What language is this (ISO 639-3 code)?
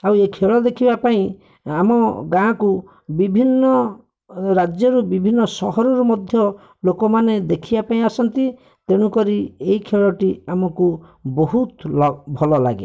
ori